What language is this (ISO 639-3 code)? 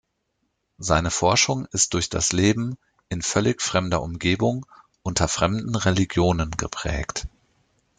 deu